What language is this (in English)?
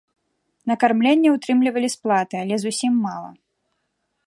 Belarusian